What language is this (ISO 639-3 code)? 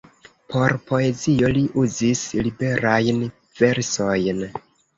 epo